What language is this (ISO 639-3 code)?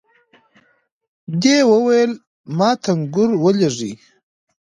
pus